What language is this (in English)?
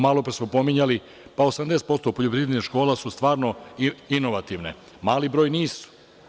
Serbian